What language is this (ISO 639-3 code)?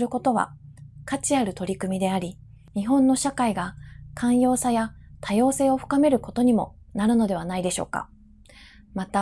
jpn